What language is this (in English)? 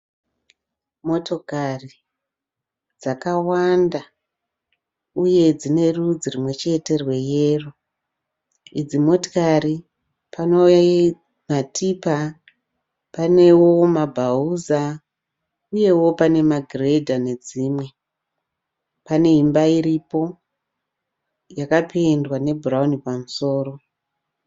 Shona